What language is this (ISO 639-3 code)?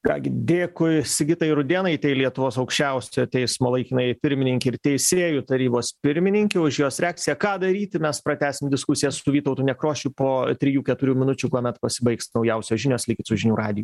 lit